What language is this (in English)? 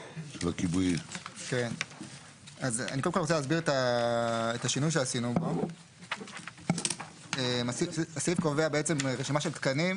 Hebrew